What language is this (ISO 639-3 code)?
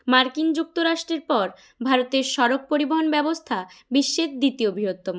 ben